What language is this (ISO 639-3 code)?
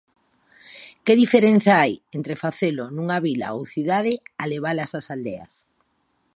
glg